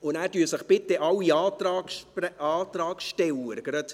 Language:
Swiss German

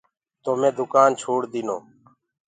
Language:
Gurgula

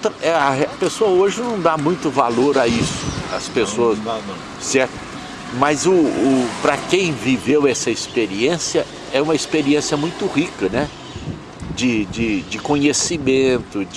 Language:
Portuguese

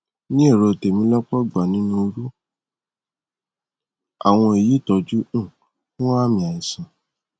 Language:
Yoruba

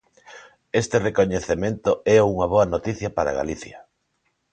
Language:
Galician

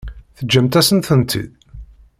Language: Kabyle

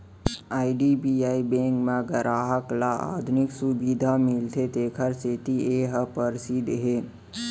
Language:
Chhattisgarhi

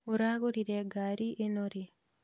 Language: Kikuyu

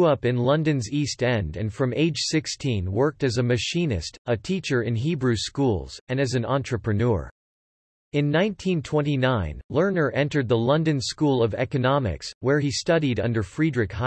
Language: English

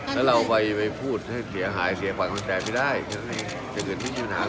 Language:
Thai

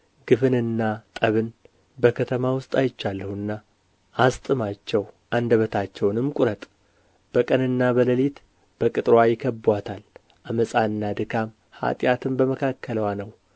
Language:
Amharic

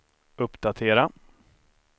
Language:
Swedish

